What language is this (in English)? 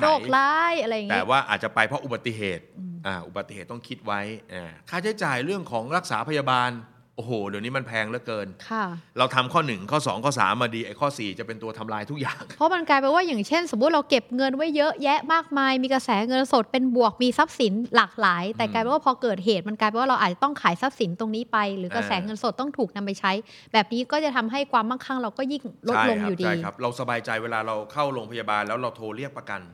Thai